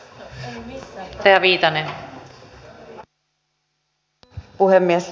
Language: Finnish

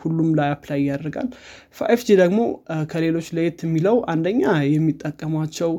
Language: Amharic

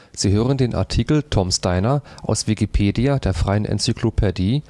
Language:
German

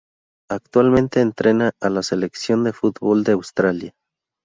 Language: Spanish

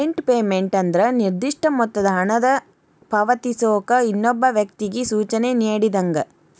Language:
Kannada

